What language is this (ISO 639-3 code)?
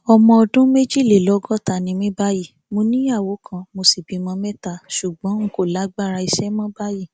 yor